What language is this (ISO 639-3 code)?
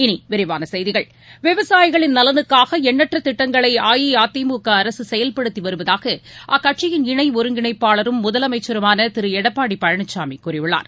tam